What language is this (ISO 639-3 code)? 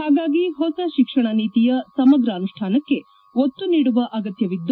kan